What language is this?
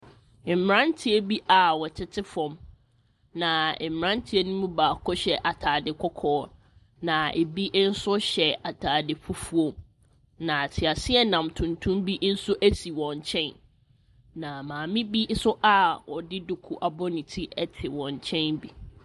Akan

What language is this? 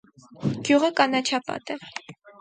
Armenian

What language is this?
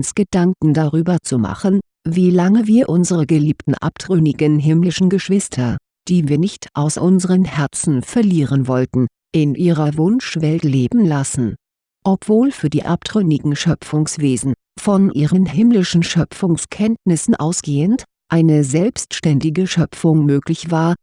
German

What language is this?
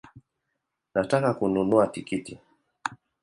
Swahili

